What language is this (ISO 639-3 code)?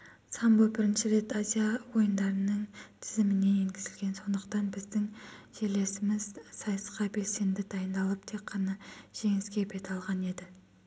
kaz